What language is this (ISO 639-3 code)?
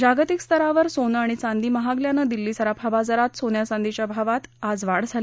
mar